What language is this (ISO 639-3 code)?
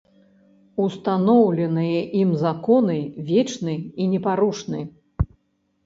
bel